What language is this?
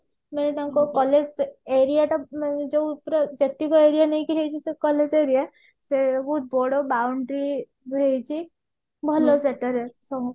Odia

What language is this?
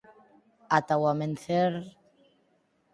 Galician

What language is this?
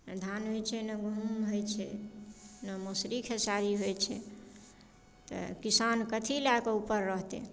Maithili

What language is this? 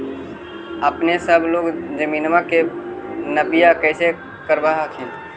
Magahi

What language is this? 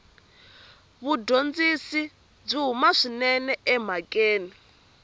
Tsonga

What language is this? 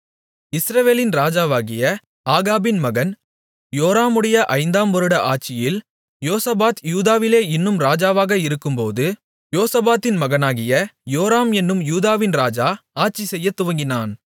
Tamil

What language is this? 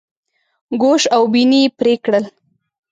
Pashto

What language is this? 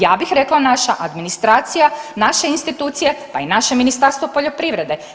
Croatian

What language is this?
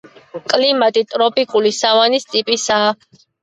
Georgian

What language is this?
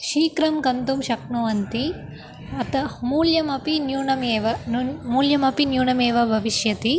Sanskrit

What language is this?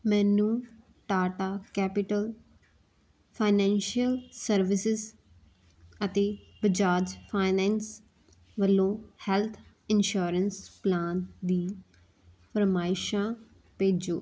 Punjabi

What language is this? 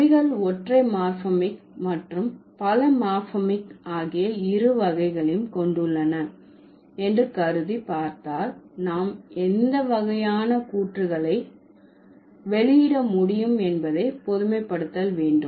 Tamil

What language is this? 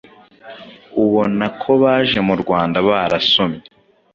Kinyarwanda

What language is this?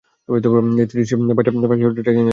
Bangla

